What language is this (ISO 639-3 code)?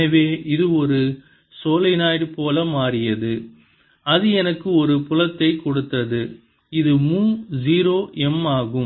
tam